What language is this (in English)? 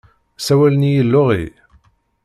Kabyle